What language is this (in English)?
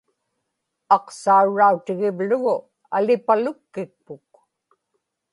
Inupiaq